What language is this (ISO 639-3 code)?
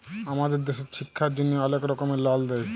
ben